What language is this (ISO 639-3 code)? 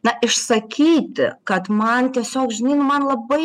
lit